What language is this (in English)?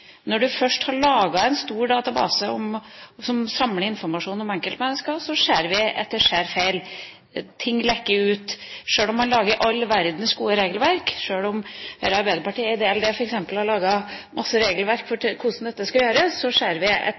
Norwegian Bokmål